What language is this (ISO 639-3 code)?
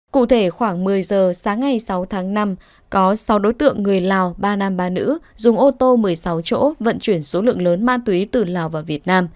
vie